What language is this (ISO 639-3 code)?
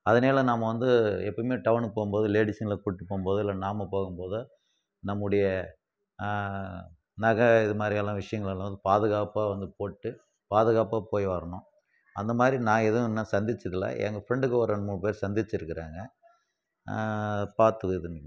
tam